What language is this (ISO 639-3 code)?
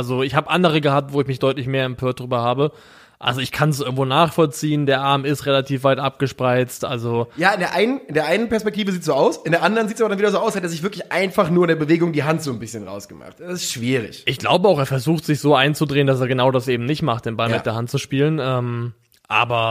deu